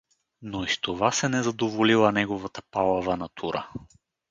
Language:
Bulgarian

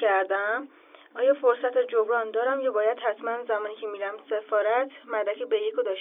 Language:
Persian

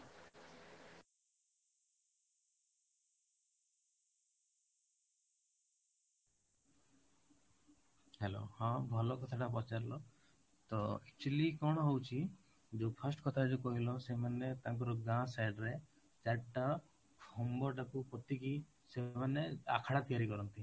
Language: Odia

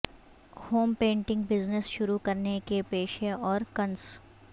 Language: Urdu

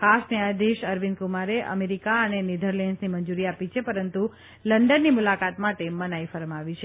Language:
Gujarati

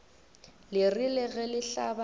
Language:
Northern Sotho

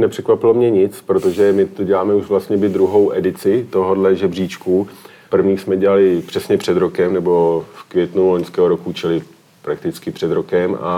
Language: Czech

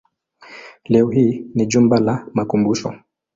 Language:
Swahili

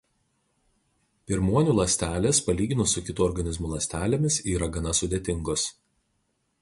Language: Lithuanian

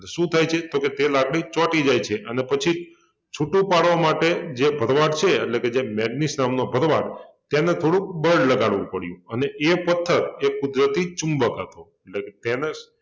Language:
Gujarati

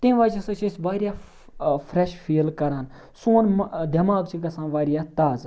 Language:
Kashmiri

